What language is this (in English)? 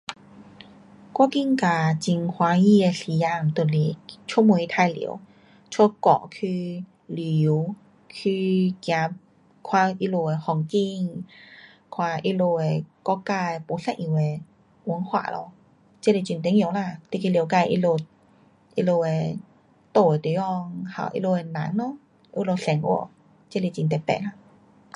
Pu-Xian Chinese